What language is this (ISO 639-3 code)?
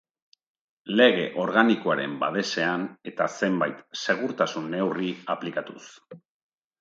eus